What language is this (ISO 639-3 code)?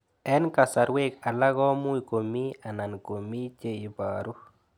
kln